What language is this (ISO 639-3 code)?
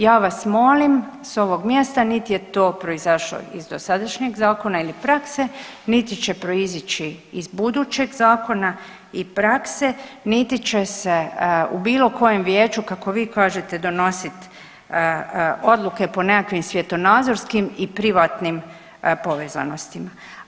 hrv